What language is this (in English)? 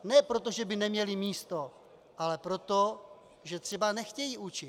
Czech